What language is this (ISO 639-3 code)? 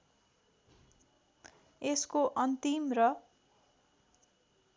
nep